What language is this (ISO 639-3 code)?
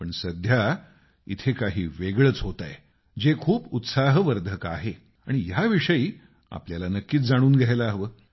mar